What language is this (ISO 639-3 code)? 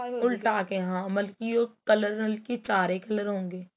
pan